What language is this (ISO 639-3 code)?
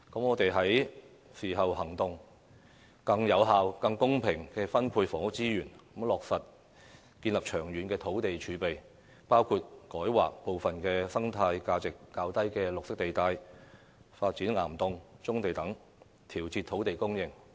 yue